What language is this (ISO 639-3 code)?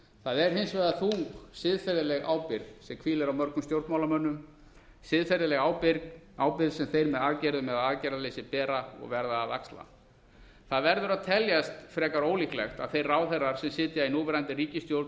isl